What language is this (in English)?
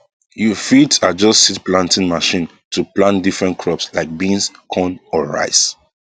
Nigerian Pidgin